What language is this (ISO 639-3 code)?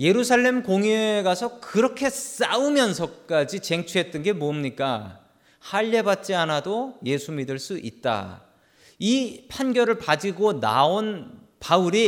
kor